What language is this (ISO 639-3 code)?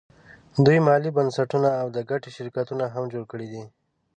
pus